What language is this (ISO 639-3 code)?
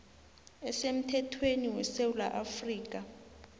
nbl